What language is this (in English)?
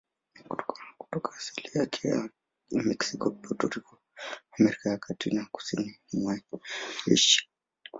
Swahili